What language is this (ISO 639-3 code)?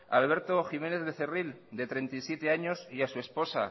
spa